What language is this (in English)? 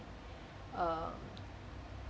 English